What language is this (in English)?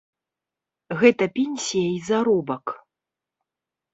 Belarusian